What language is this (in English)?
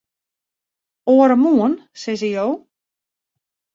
Western Frisian